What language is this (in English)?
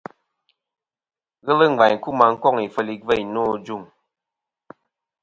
Kom